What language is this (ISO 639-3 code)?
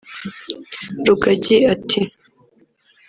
kin